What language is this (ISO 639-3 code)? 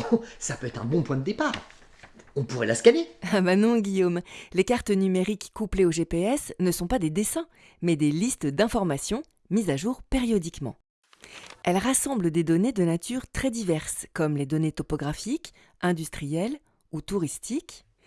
fra